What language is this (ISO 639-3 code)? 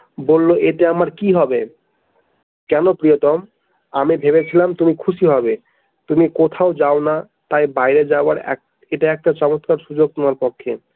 ben